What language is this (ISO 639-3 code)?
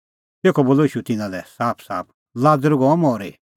kfx